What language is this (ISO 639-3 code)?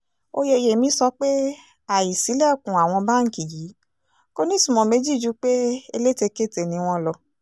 yor